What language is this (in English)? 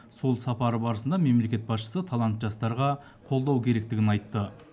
Kazakh